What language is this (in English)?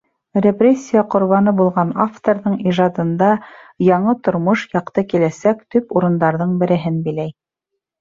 Bashkir